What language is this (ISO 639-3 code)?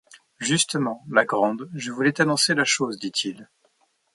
fra